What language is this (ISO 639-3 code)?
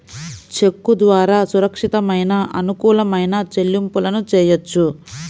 tel